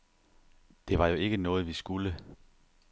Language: Danish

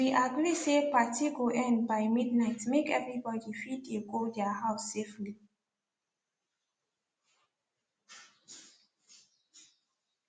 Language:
Nigerian Pidgin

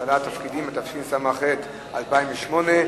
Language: Hebrew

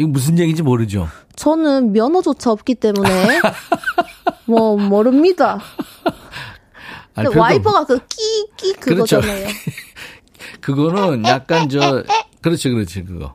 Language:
Korean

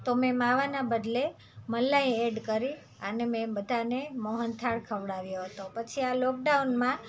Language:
Gujarati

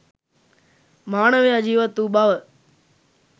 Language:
Sinhala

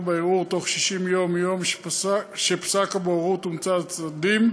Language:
Hebrew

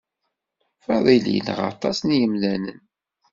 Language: Kabyle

